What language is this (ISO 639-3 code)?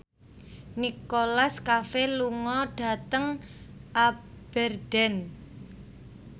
jav